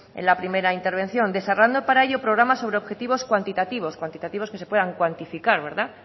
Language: Spanish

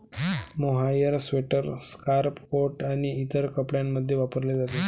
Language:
Marathi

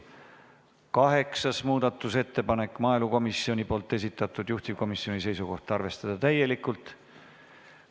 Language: Estonian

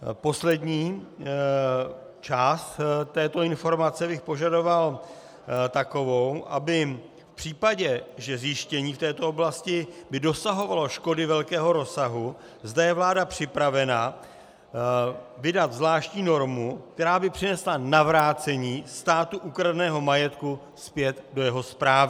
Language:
Czech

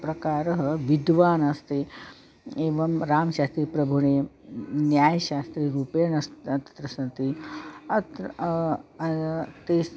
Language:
Sanskrit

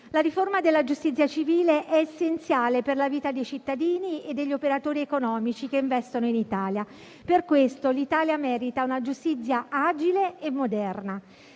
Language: Italian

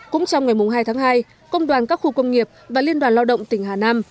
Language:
Vietnamese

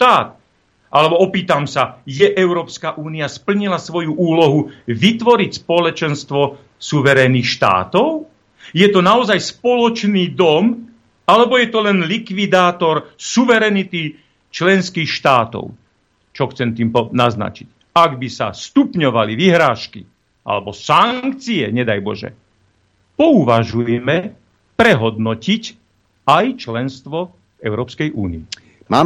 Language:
Slovak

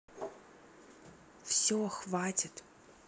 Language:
Russian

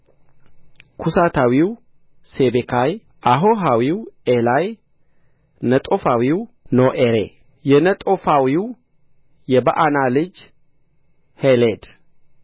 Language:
Amharic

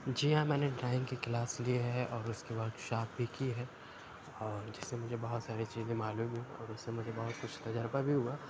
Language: Urdu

